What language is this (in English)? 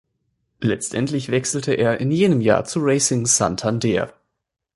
German